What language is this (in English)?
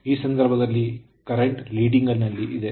Kannada